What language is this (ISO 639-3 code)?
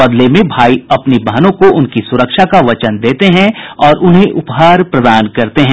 hin